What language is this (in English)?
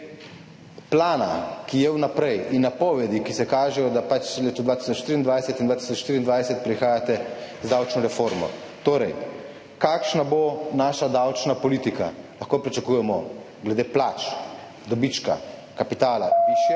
Slovenian